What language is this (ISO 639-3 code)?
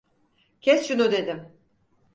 tur